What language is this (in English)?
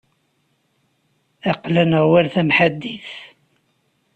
Kabyle